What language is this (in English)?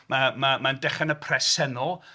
Welsh